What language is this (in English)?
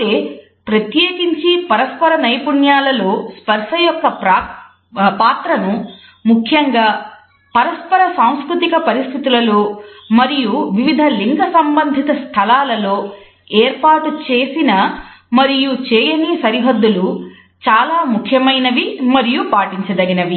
Telugu